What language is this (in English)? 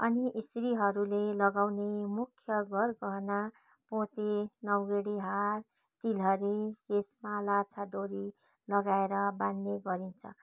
Nepali